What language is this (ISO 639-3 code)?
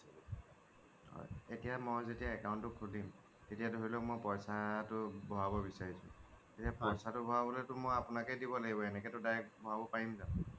asm